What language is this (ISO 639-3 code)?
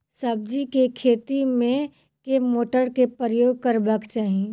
mai